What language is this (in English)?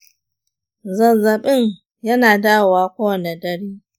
Hausa